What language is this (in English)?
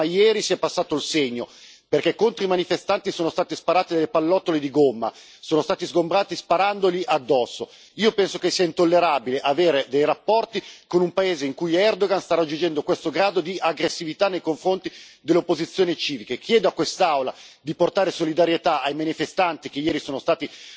Italian